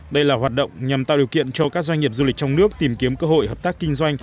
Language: Vietnamese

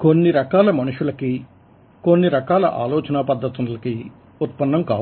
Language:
Telugu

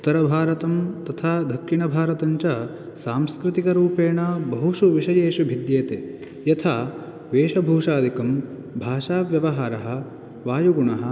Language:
Sanskrit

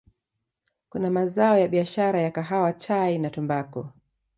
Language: Swahili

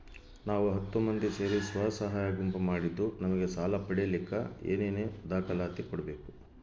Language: Kannada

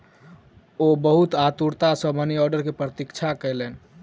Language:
Maithili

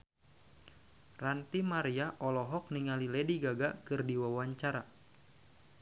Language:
Sundanese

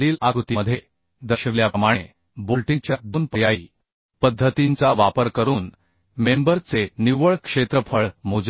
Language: Marathi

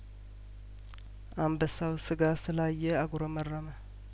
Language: Amharic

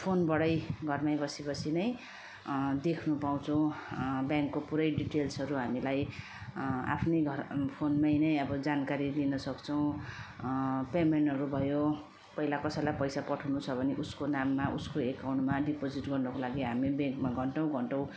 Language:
Nepali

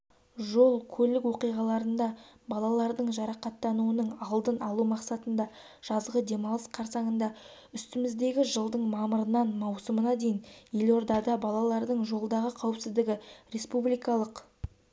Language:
Kazakh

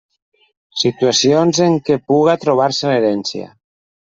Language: Catalan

